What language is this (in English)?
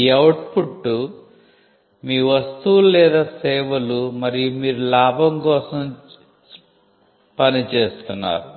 Telugu